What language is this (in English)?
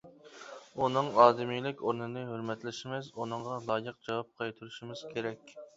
Uyghur